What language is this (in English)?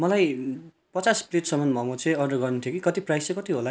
Nepali